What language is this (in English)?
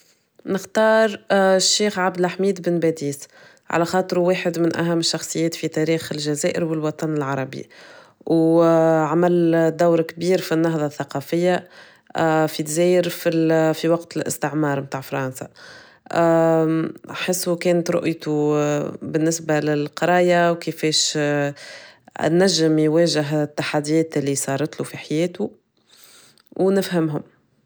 Tunisian Arabic